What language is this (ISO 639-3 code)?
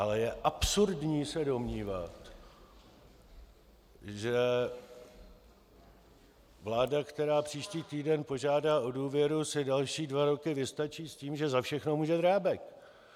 ces